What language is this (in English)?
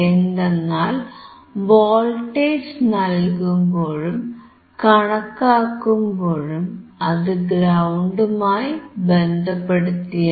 Malayalam